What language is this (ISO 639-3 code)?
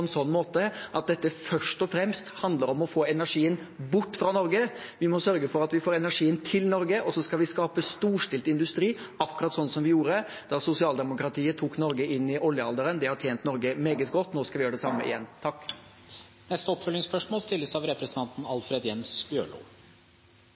nor